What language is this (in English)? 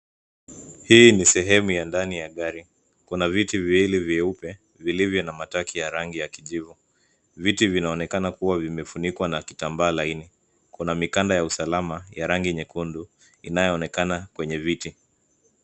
Swahili